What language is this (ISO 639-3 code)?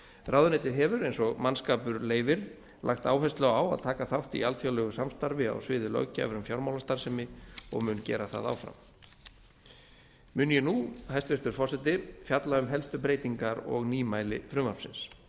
isl